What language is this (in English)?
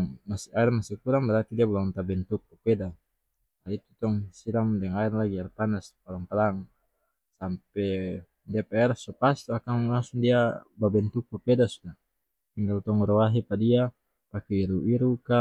North Moluccan Malay